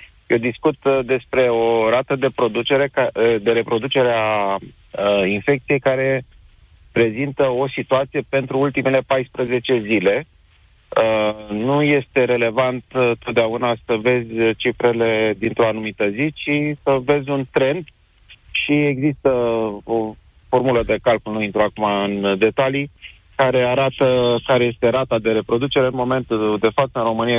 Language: Romanian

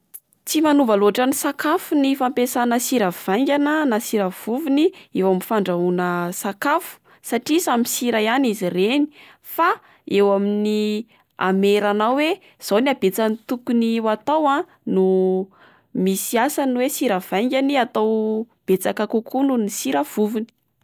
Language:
Malagasy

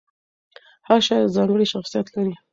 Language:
Pashto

